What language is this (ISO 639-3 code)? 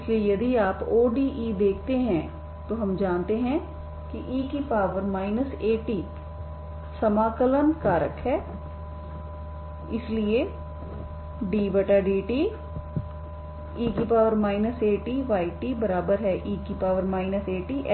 hin